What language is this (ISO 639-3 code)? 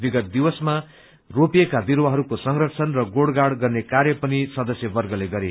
nep